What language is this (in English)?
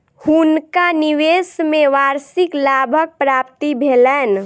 Maithili